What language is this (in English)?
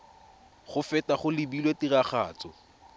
Tswana